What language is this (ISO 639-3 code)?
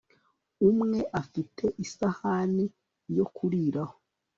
kin